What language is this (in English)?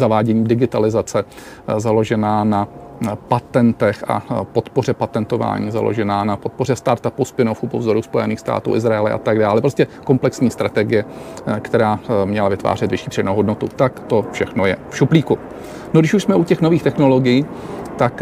Czech